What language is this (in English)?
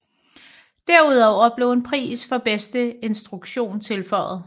Danish